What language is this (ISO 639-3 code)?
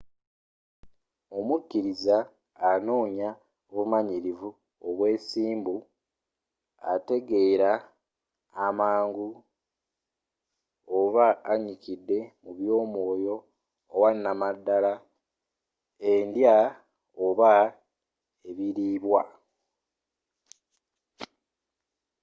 lug